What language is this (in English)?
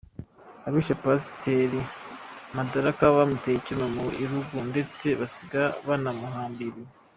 Kinyarwanda